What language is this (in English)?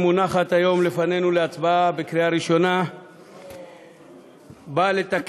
Hebrew